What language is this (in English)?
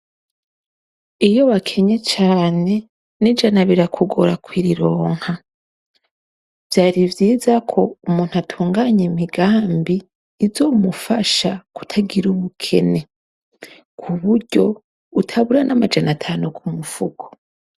Rundi